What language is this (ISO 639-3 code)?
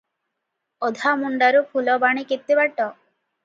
ori